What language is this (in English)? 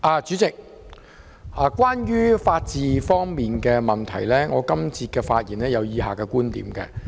Cantonese